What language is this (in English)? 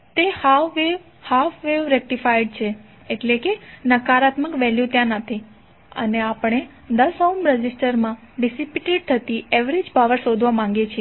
Gujarati